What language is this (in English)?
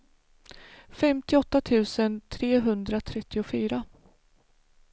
Swedish